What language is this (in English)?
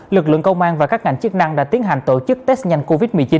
Vietnamese